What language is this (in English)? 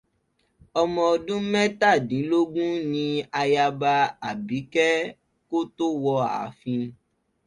Yoruba